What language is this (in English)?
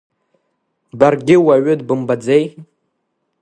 Abkhazian